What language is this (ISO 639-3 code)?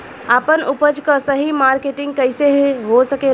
bho